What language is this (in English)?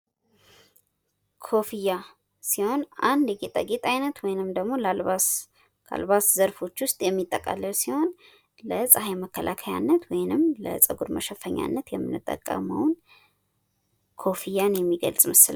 Amharic